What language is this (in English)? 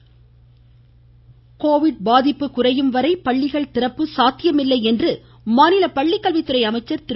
Tamil